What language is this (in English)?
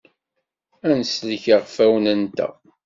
Kabyle